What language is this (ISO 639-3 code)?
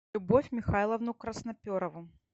rus